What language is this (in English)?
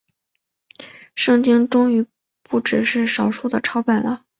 Chinese